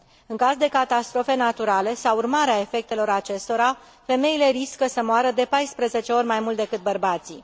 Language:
Romanian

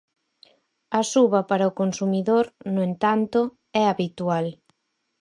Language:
Galician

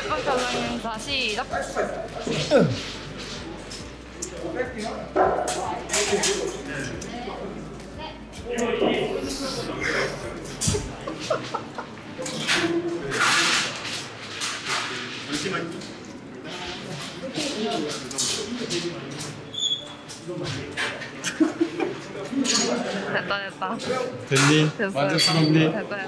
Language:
Korean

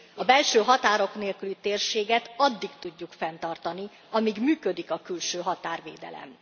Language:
Hungarian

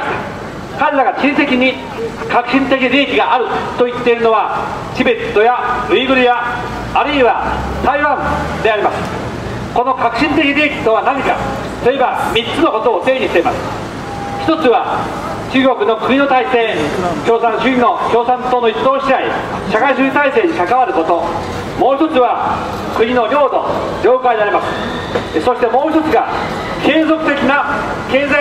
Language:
Japanese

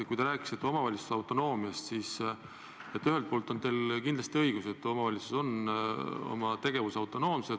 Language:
Estonian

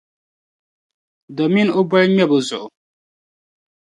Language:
Dagbani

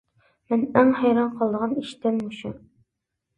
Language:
Uyghur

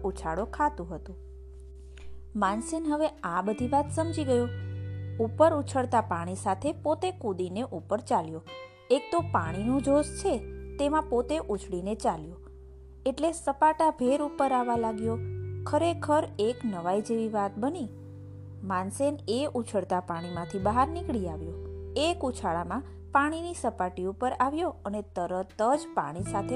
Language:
Gujarati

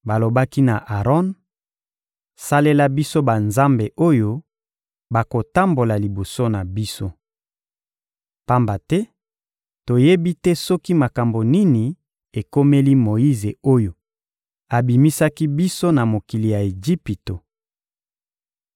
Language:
Lingala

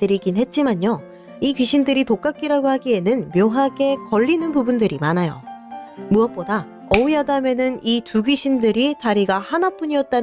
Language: Korean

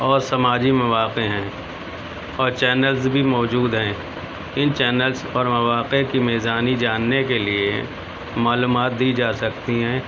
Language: Urdu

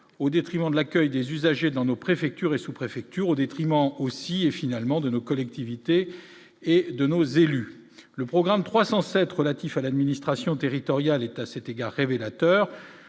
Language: French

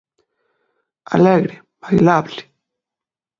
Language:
Galician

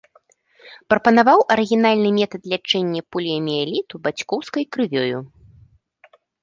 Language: Belarusian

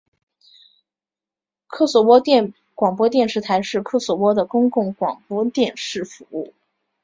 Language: Chinese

